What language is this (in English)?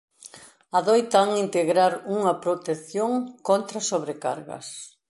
Galician